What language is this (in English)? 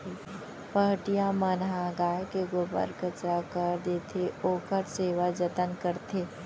Chhattisgarhi